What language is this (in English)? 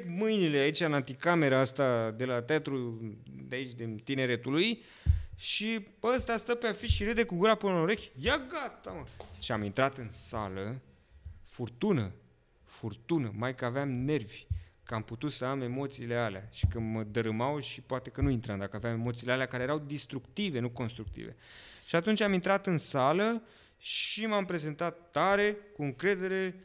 Romanian